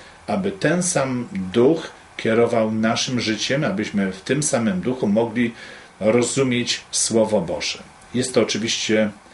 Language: Polish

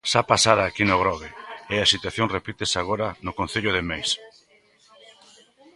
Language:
Galician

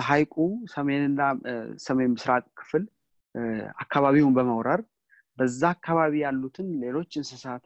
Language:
Amharic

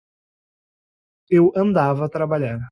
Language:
Portuguese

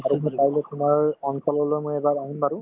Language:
Assamese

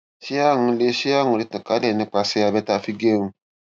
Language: Yoruba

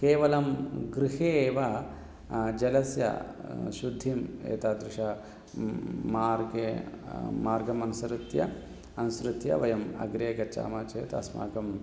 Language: Sanskrit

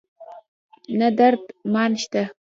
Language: Pashto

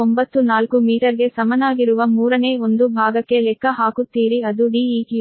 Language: Kannada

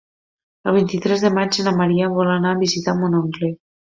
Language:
Catalan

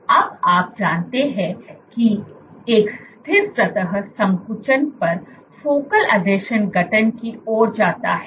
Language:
Hindi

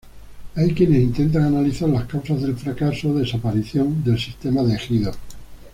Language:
Spanish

